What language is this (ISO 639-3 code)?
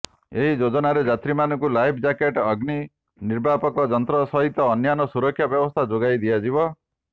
ori